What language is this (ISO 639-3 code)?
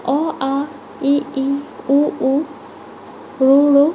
asm